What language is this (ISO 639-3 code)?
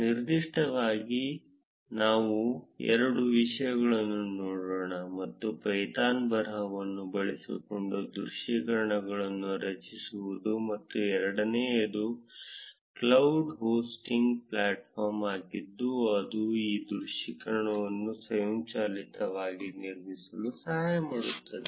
kan